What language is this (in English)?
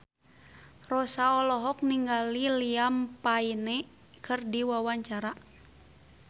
Sundanese